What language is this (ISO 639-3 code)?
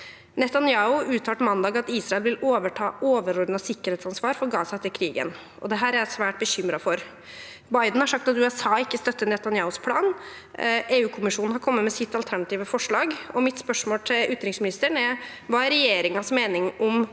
nor